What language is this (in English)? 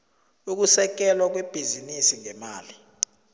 South Ndebele